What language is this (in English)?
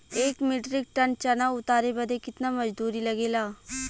Bhojpuri